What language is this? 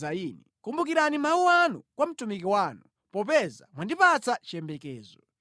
Nyanja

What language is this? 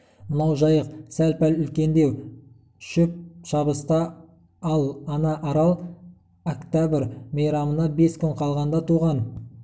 Kazakh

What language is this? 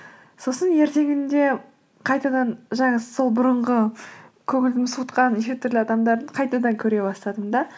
Kazakh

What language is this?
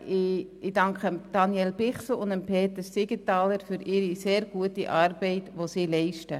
Swiss German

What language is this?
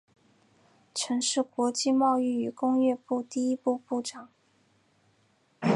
Chinese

